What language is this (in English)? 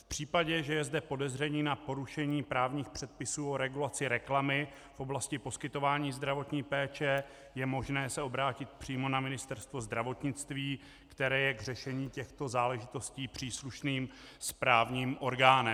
Czech